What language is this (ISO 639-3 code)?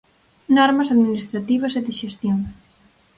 glg